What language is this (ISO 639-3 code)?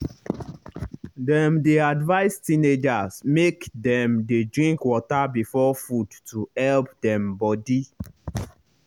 pcm